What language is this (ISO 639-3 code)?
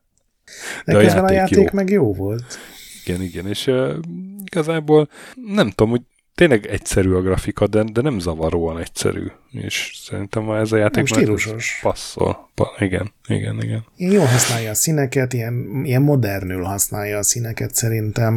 hun